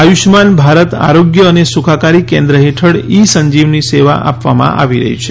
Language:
Gujarati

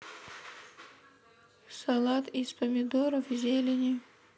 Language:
Russian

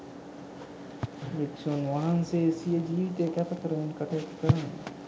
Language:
Sinhala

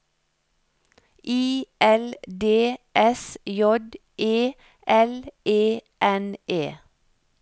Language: Norwegian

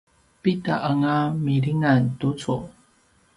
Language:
Paiwan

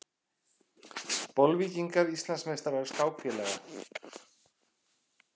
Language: Icelandic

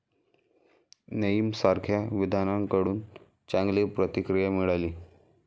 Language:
Marathi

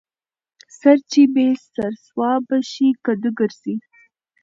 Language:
Pashto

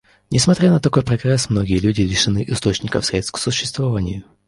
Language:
Russian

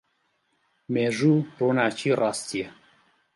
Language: Central Kurdish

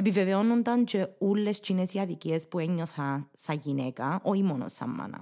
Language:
Greek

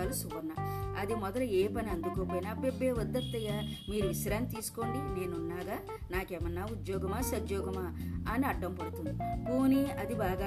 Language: Telugu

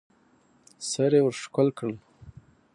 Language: Pashto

